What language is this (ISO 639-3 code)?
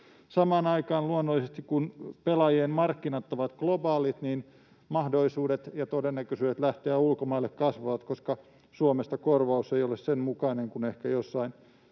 fin